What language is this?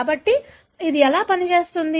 Telugu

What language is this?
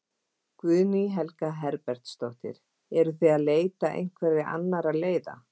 Icelandic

